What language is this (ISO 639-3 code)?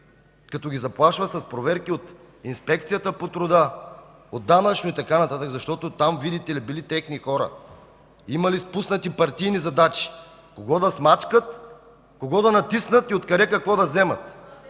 bul